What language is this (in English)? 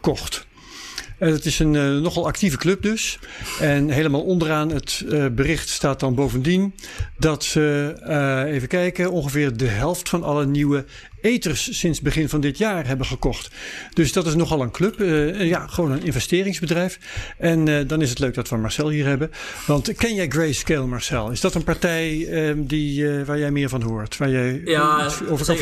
Dutch